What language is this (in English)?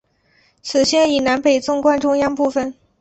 Chinese